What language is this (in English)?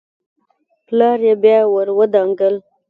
Pashto